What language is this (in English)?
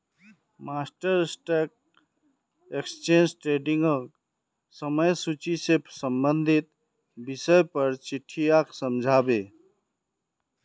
Magahi